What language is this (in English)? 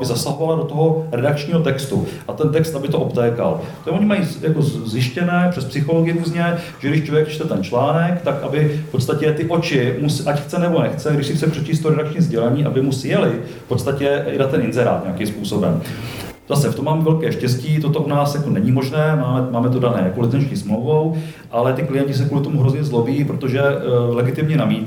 Czech